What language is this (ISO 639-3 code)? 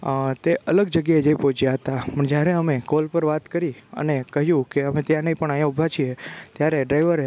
guj